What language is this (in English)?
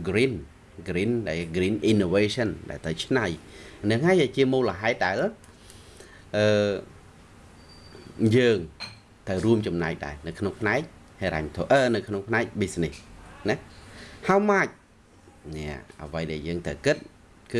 Vietnamese